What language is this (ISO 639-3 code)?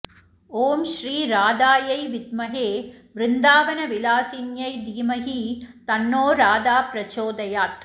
san